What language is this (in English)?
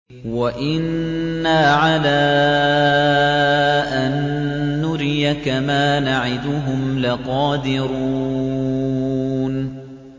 Arabic